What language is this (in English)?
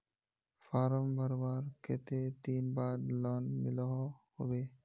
Magahi